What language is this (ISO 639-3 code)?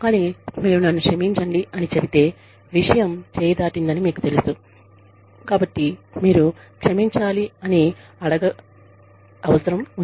tel